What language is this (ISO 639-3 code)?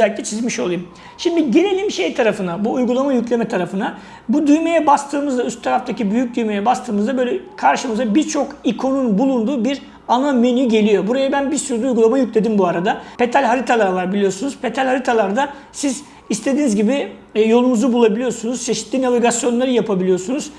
tur